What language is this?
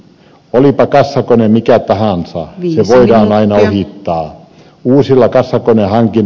Finnish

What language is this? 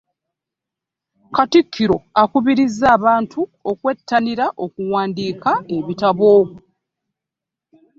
Ganda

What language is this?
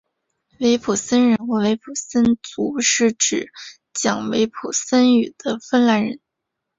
Chinese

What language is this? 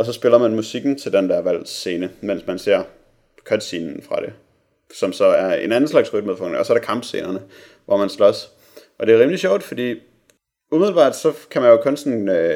Danish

